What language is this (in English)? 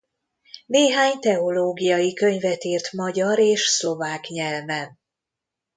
Hungarian